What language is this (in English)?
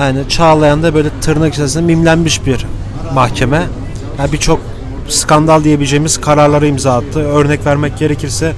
Turkish